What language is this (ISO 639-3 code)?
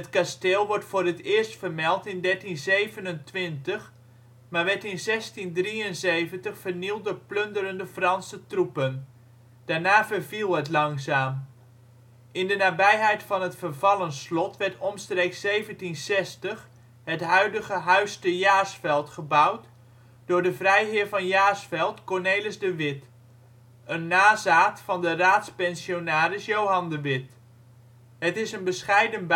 nld